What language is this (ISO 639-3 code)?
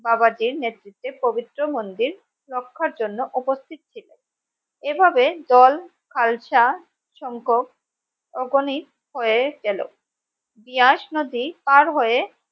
ben